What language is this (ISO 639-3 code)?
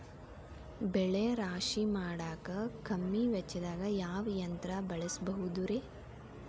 kan